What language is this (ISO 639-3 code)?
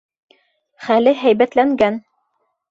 bak